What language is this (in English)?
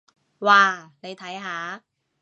Cantonese